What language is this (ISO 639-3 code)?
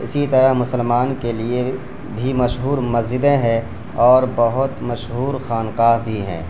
urd